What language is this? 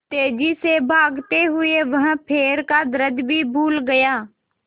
Hindi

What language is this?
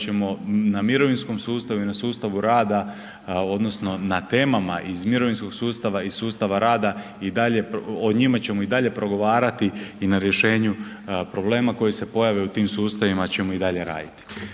Croatian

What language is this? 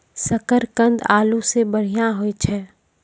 Maithili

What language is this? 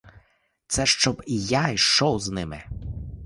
Ukrainian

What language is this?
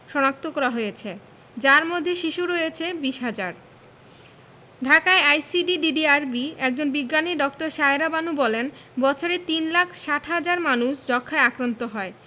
Bangla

